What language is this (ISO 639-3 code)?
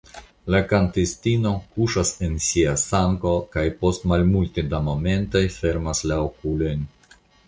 epo